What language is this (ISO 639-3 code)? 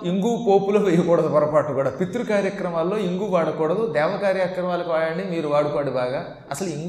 tel